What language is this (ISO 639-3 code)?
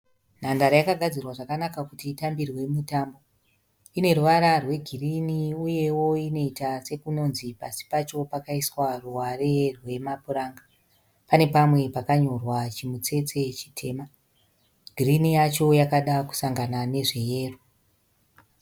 sna